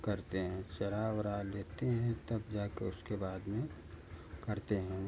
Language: Hindi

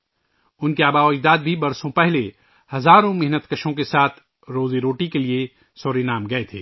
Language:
Urdu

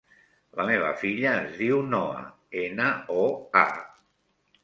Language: Catalan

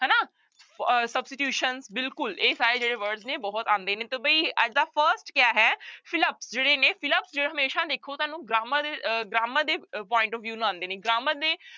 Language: Punjabi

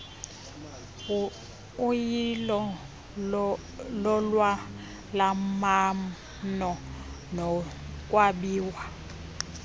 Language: Xhosa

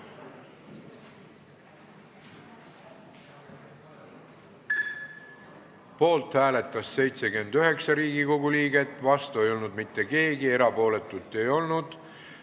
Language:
Estonian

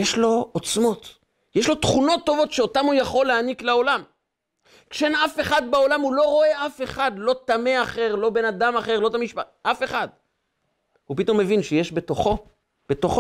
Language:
Hebrew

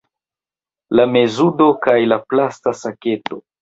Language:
Esperanto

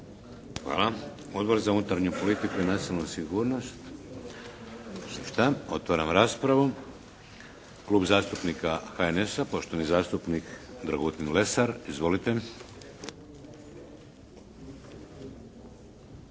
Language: Croatian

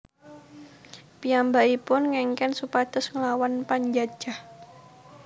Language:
Javanese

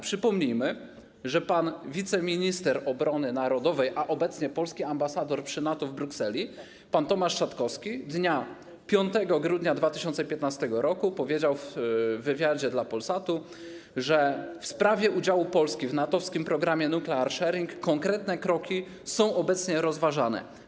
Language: Polish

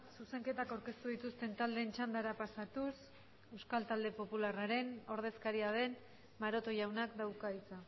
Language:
Basque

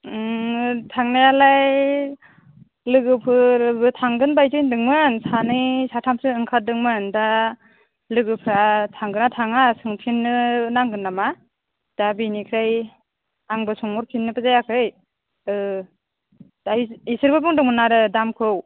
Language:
Bodo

